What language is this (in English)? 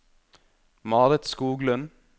Norwegian